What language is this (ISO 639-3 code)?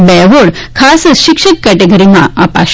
guj